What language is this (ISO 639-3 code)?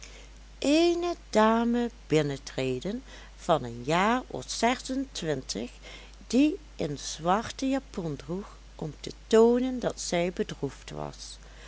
nld